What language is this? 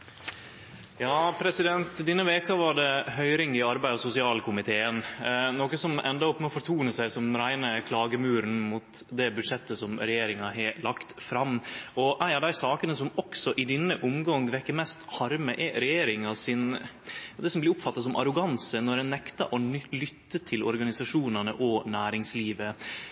Norwegian Nynorsk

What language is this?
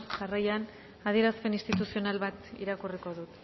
Basque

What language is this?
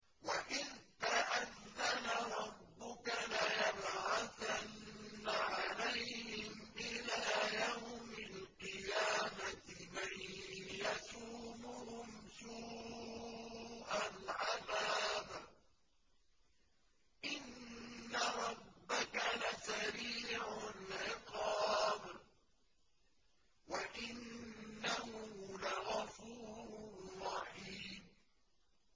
Arabic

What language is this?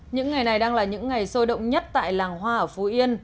Vietnamese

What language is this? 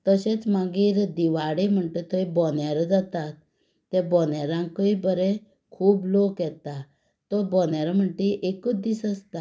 Konkani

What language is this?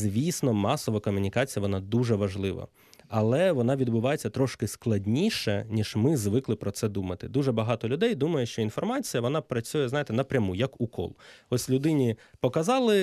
Ukrainian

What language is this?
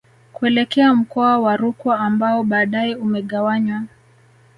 Swahili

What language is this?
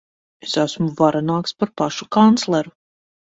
Latvian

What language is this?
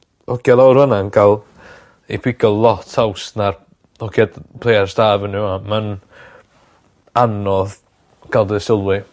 Welsh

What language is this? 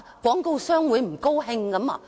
Cantonese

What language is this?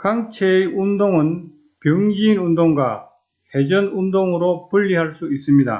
Korean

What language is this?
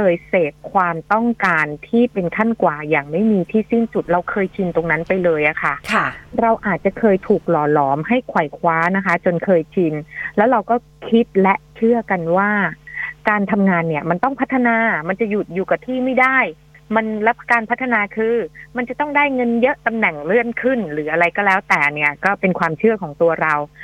Thai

